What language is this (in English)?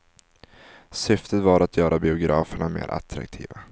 Swedish